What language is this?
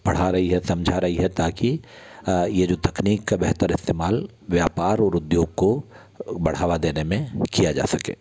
Hindi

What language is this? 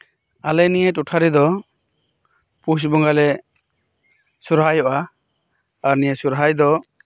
Santali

